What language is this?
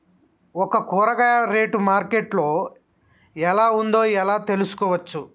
Telugu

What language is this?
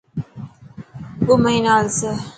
Dhatki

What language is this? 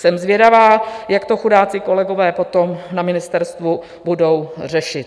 Czech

